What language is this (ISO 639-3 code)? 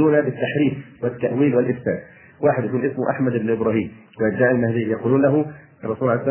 ara